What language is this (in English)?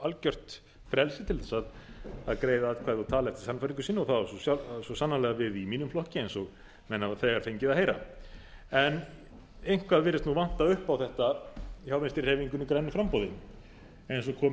Icelandic